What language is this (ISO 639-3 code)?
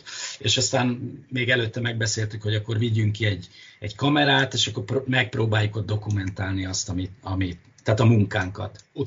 hun